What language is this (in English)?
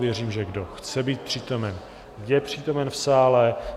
Czech